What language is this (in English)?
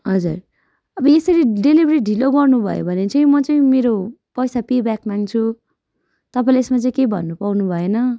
Nepali